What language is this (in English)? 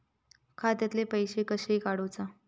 Marathi